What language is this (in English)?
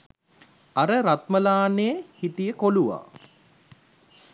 Sinhala